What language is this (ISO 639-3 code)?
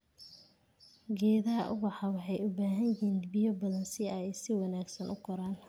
som